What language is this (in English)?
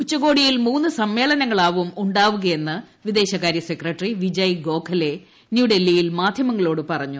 Malayalam